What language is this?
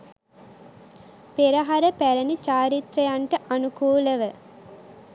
Sinhala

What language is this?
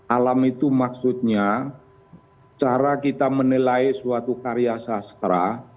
Indonesian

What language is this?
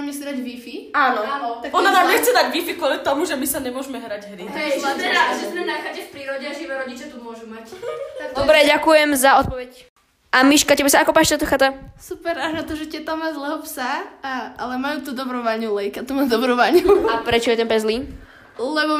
Slovak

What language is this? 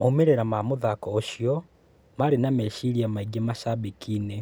Kikuyu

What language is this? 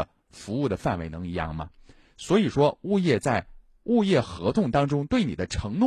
Chinese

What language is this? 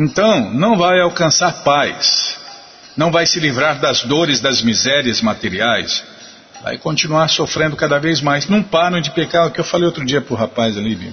Portuguese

